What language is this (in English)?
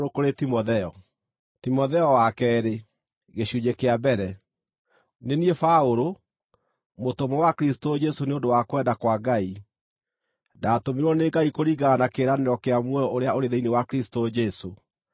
Kikuyu